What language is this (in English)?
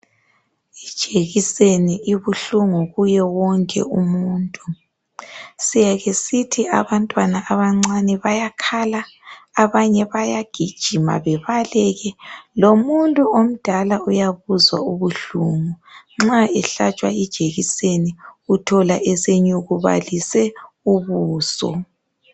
North Ndebele